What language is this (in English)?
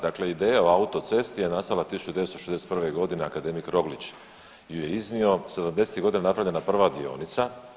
Croatian